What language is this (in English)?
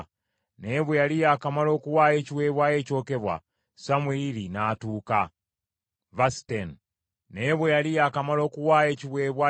Ganda